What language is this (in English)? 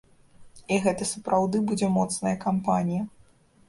Belarusian